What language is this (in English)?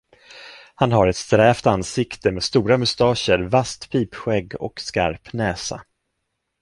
Swedish